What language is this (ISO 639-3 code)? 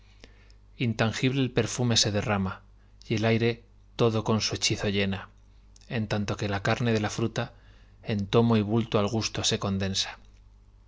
spa